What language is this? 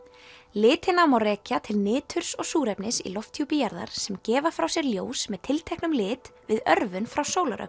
Icelandic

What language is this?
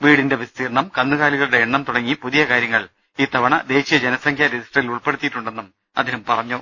Malayalam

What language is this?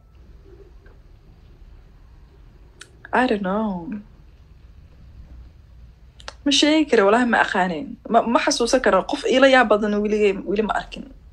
Arabic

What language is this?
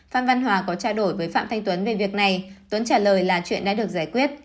Vietnamese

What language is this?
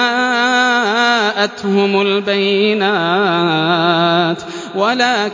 Arabic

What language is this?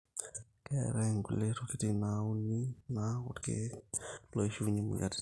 Masai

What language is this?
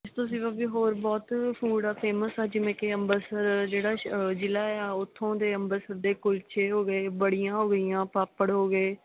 Punjabi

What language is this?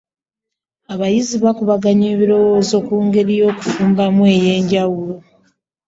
Ganda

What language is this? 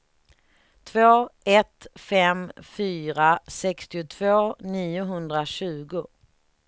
Swedish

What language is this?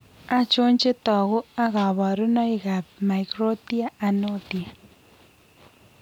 Kalenjin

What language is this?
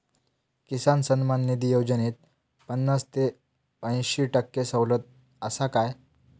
Marathi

